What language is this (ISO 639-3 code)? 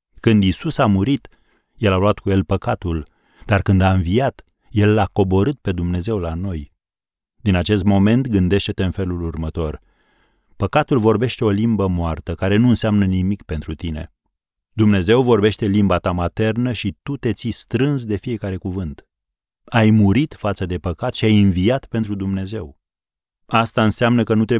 ron